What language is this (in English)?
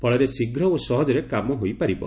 Odia